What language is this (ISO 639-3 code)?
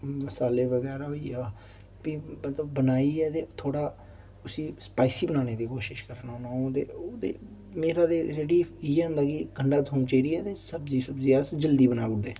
doi